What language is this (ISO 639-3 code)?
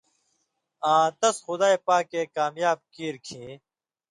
mvy